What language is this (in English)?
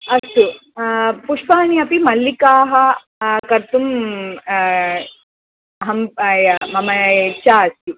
Sanskrit